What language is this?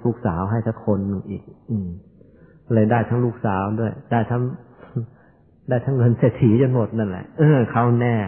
Thai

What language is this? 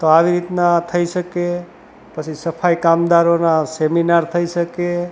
Gujarati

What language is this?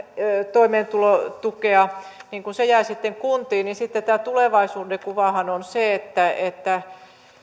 Finnish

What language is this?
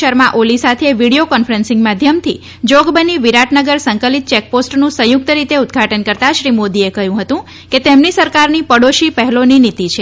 Gujarati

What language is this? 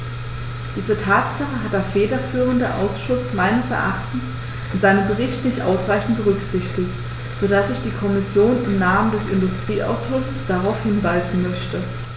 German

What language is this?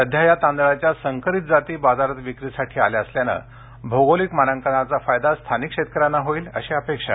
Marathi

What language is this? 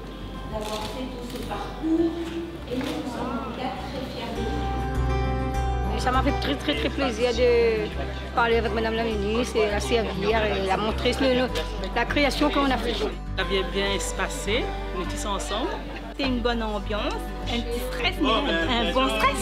French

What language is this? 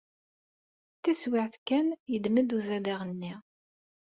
Kabyle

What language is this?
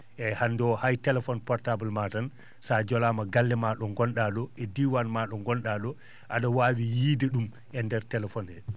Fula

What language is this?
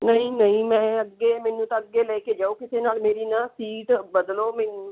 Punjabi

